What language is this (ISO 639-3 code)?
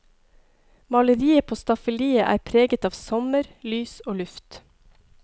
nor